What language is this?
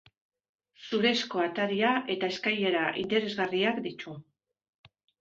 Basque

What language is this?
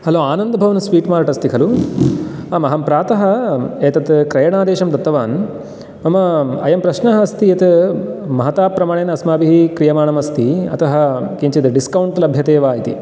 Sanskrit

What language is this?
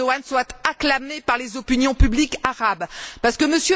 French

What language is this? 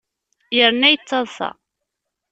Kabyle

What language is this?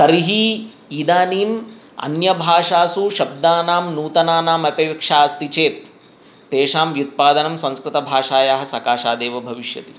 Sanskrit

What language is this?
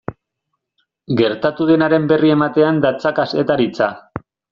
Basque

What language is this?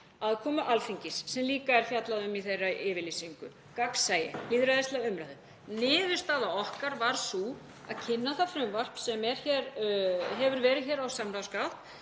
Icelandic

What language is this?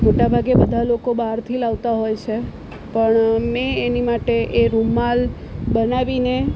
Gujarati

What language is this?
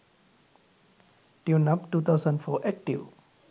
Sinhala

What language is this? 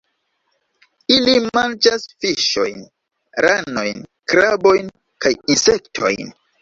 Esperanto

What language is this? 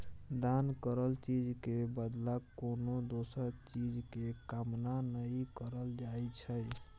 Maithili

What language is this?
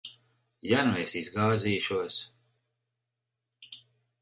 Latvian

